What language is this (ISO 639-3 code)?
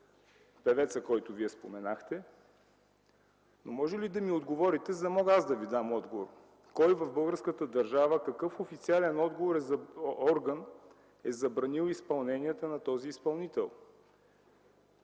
bul